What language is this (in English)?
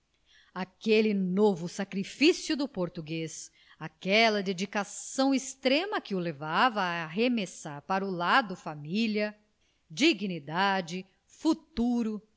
Portuguese